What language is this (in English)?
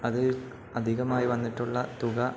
Malayalam